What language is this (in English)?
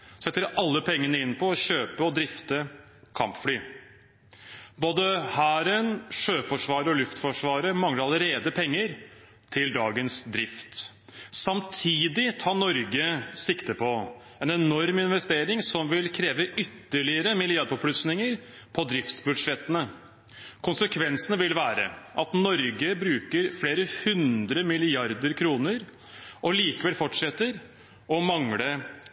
Norwegian Bokmål